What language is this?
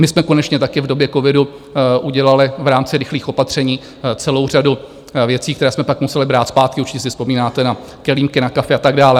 Czech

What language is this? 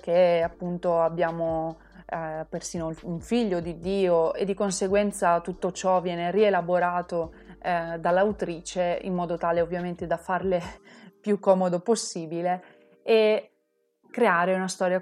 Italian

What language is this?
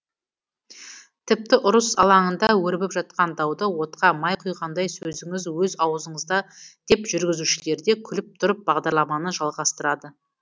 Kazakh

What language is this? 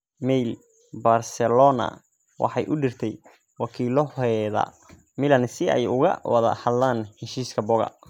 Somali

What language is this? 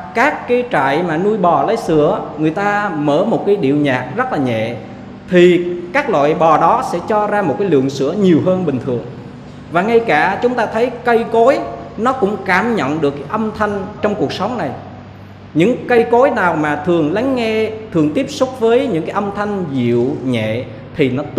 Vietnamese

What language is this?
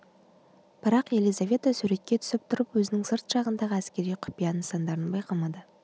Kazakh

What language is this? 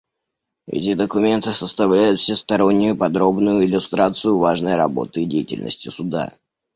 Russian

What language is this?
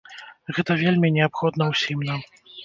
Belarusian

